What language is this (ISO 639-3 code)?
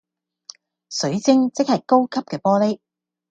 yue